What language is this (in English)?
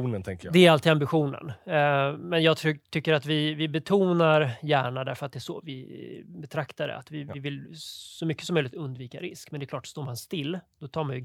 Swedish